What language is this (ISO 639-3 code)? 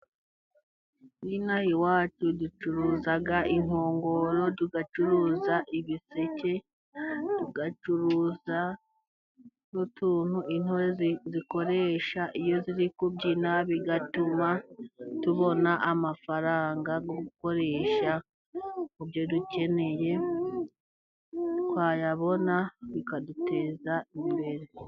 kin